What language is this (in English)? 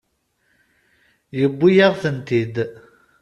Kabyle